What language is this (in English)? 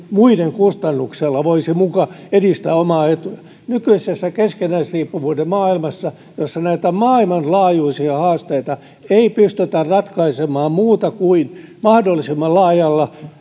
Finnish